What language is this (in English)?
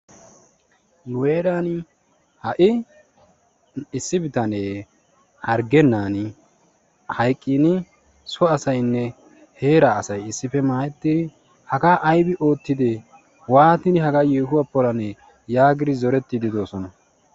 Wolaytta